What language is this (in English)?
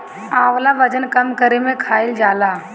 Bhojpuri